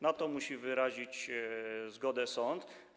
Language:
Polish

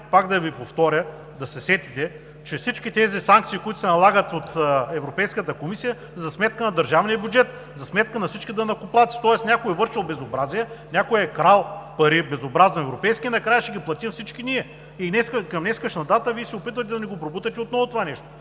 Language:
Bulgarian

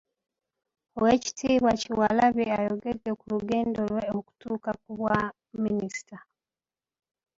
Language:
Ganda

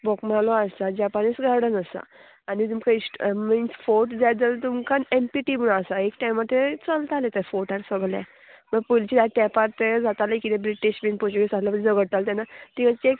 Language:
Konkani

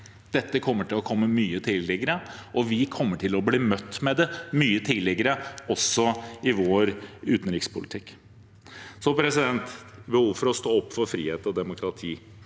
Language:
Norwegian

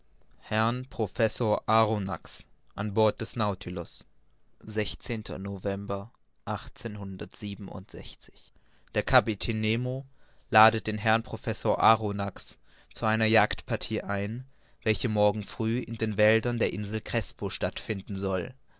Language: German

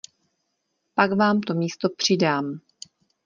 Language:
Czech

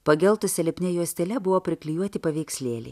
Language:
Lithuanian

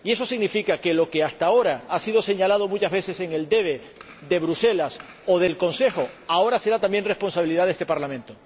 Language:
Spanish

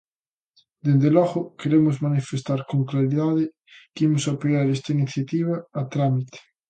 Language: Galician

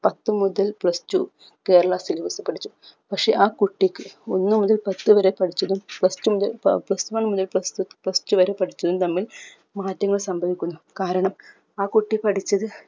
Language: Malayalam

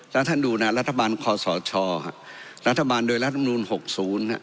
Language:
Thai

